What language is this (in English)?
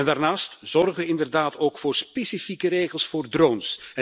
Dutch